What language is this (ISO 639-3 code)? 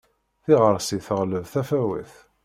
kab